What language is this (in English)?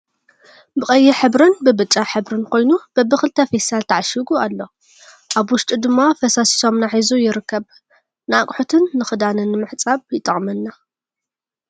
Tigrinya